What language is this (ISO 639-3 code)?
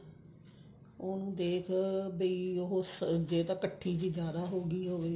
pan